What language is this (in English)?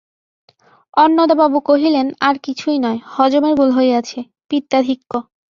Bangla